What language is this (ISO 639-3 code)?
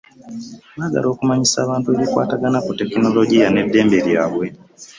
lug